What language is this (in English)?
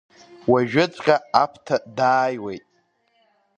Abkhazian